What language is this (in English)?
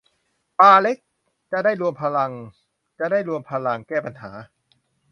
Thai